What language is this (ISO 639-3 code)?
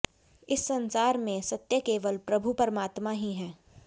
hin